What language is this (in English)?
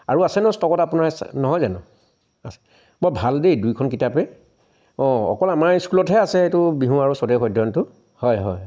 Assamese